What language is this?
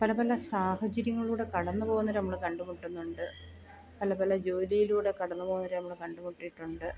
Malayalam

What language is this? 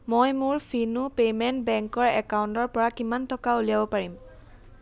Assamese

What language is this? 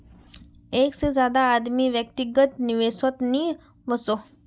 Magahi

